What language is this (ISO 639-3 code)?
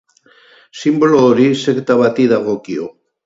eus